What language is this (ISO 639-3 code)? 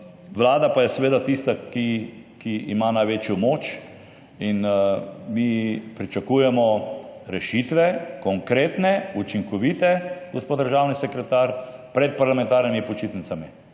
slv